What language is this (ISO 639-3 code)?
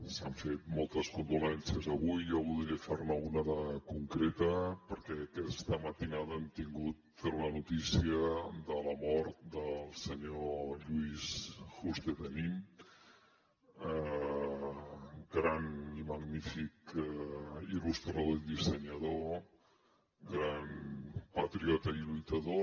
cat